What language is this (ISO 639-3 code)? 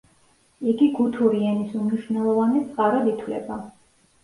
kat